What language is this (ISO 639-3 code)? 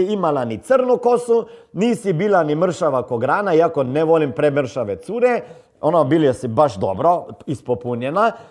hrv